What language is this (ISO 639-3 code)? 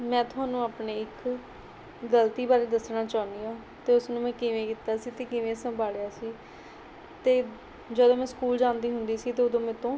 pan